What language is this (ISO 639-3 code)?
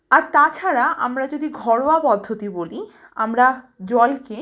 ben